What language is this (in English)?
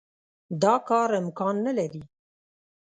Pashto